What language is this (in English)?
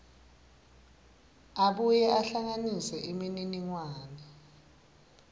Swati